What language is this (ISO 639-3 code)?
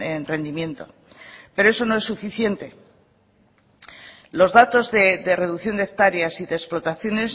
spa